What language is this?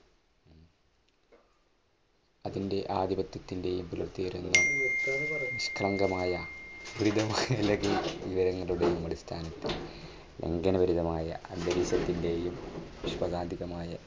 Malayalam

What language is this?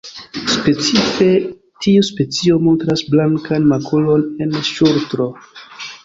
Esperanto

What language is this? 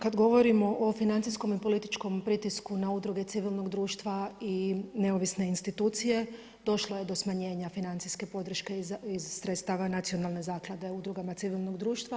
Croatian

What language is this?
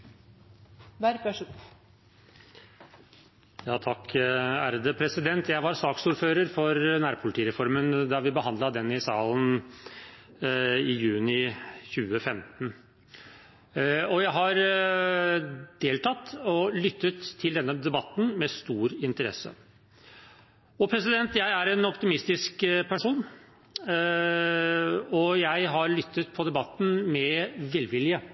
Norwegian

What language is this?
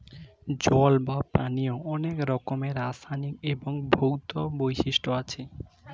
Bangla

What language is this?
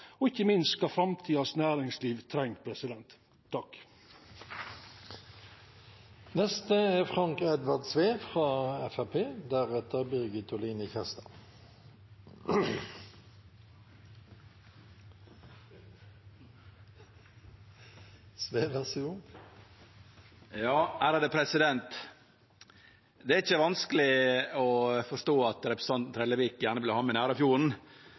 Norwegian Nynorsk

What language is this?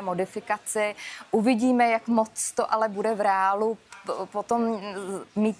Czech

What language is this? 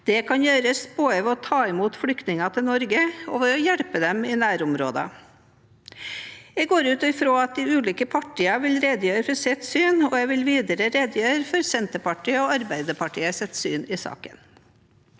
Norwegian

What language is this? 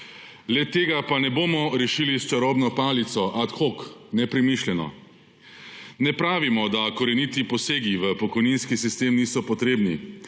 Slovenian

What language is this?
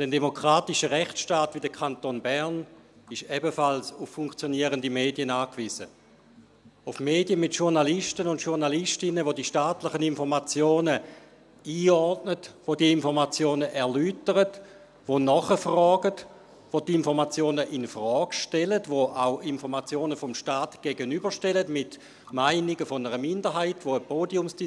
Swiss German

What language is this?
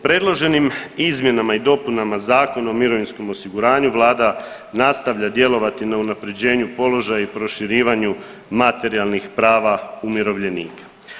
Croatian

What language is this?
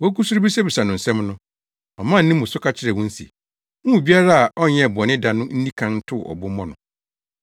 Akan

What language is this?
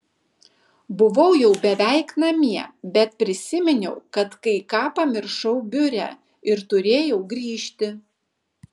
Lithuanian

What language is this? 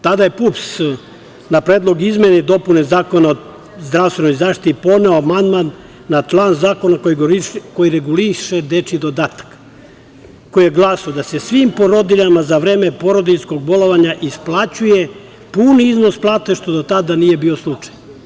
Serbian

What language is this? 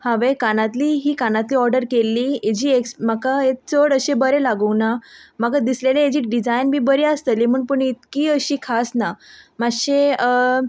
Konkani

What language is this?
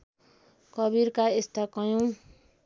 Nepali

